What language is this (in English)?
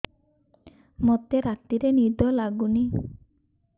Odia